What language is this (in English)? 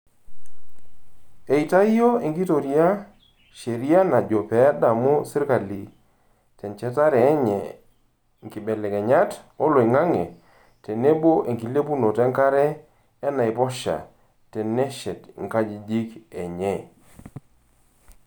Masai